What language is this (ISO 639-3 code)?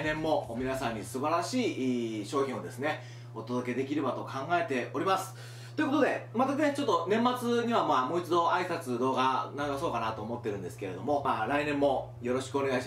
jpn